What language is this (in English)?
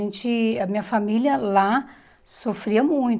Portuguese